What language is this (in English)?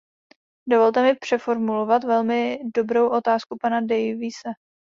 Czech